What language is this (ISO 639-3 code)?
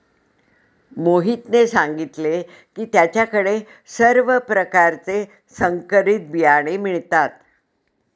mar